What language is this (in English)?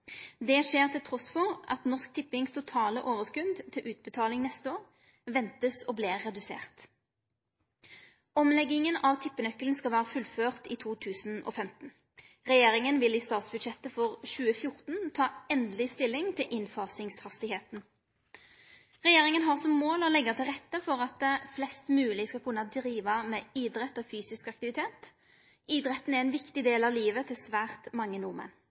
Norwegian Nynorsk